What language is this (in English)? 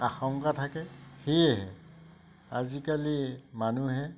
Assamese